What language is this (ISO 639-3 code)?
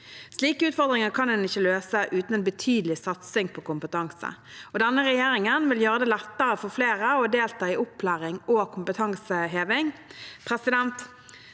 nor